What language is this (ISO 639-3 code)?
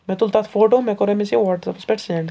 kas